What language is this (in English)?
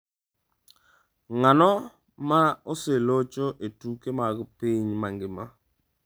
Luo (Kenya and Tanzania)